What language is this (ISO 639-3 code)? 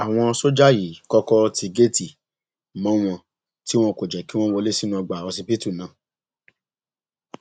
yor